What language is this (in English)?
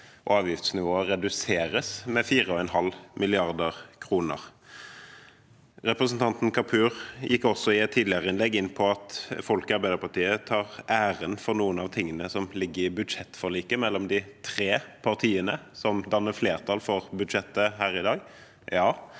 Norwegian